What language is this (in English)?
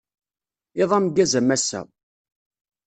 Kabyle